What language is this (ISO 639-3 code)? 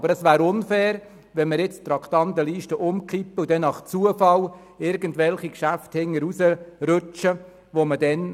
gsw